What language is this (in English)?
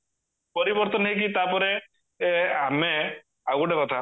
Odia